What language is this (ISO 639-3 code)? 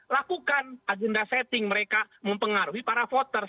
ind